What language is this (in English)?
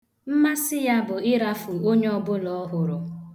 Igbo